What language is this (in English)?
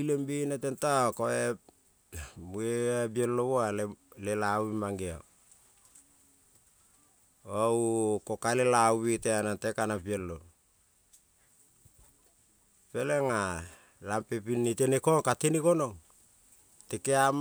Kol (Papua New Guinea)